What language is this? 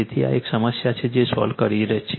Gujarati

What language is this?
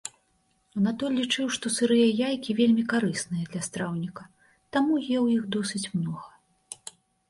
Belarusian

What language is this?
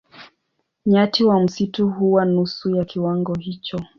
Swahili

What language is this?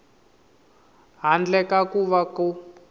Tsonga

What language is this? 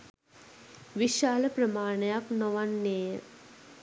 Sinhala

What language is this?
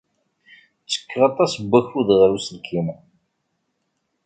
Kabyle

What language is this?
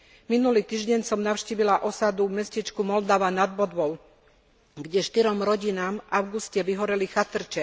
Slovak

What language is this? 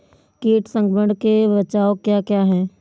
Hindi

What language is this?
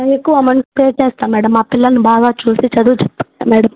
Telugu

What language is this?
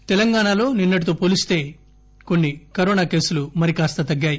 Telugu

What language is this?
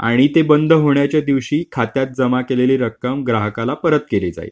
Marathi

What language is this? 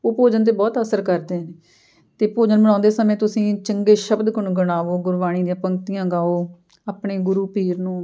Punjabi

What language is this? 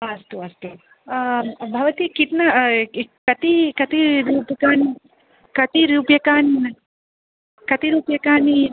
Sanskrit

